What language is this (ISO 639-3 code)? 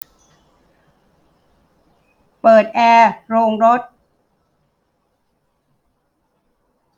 tha